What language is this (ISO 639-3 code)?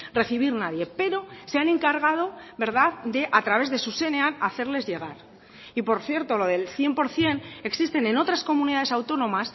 spa